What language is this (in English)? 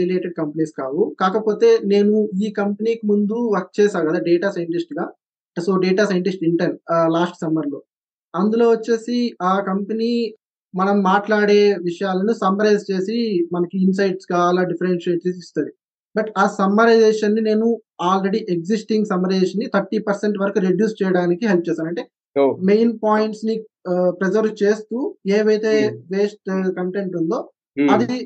Telugu